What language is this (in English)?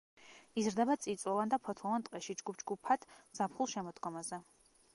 Georgian